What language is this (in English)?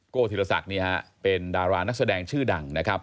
Thai